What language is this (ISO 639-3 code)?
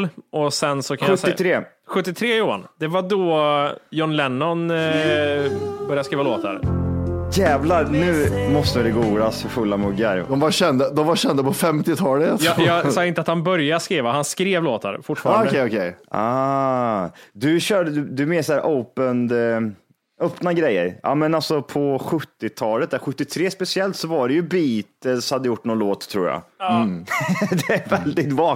swe